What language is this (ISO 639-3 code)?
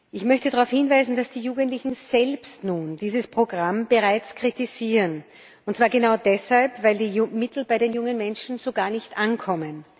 deu